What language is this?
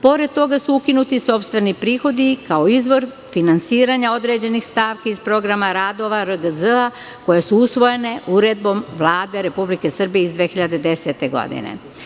Serbian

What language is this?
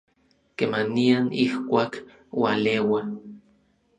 Orizaba Nahuatl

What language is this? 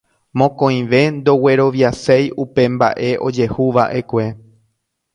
Guarani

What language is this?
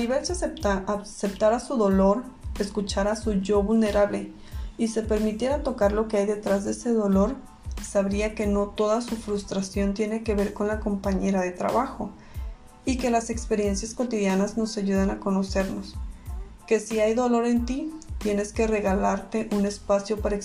Spanish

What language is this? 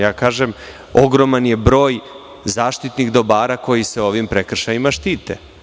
Serbian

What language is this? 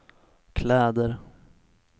Swedish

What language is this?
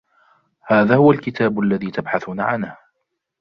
Arabic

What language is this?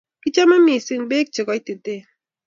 Kalenjin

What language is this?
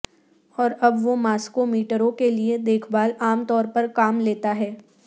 Urdu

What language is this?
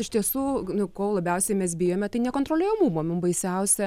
Lithuanian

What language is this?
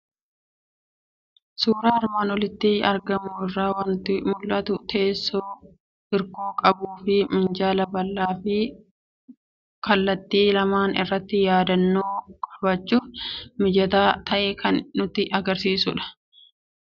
Oromo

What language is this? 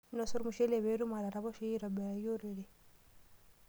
Masai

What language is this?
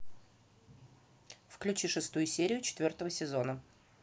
Russian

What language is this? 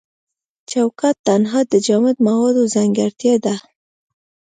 Pashto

